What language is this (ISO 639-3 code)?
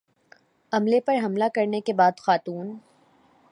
urd